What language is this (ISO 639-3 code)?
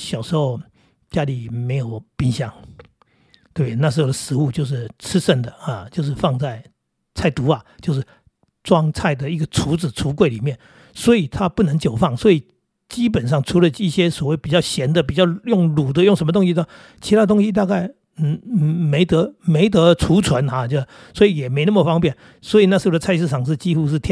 zho